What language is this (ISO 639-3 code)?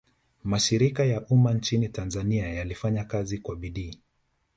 swa